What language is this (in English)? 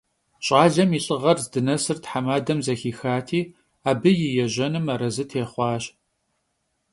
Kabardian